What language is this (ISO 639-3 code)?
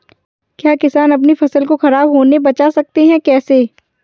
hin